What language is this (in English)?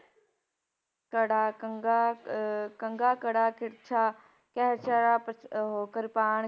Punjabi